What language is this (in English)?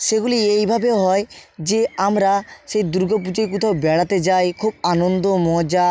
Bangla